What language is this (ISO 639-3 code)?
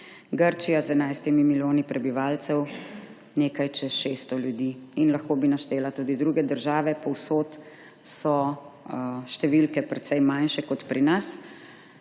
slv